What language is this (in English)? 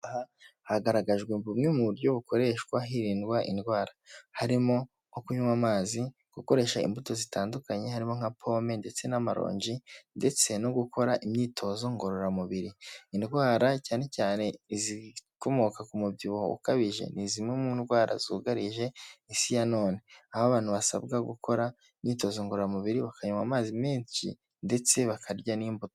Kinyarwanda